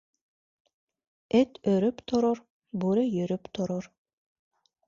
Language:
Bashkir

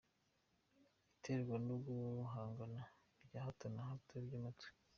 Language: Kinyarwanda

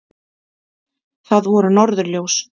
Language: Icelandic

